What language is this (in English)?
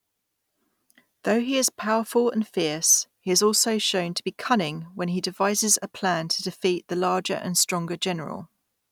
English